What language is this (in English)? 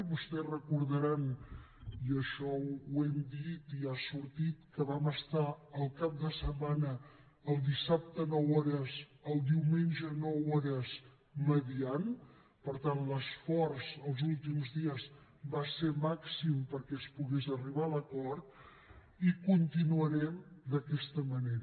Catalan